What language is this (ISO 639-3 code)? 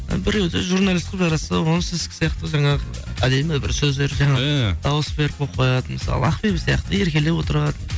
kaz